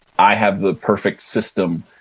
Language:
English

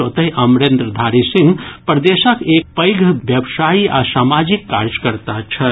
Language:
Maithili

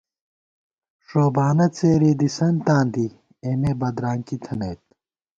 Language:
Gawar-Bati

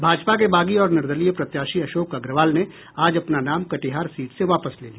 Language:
Hindi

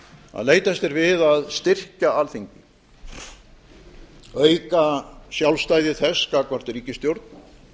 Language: Icelandic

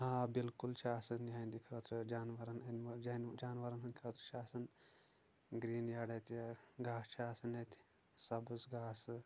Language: Kashmiri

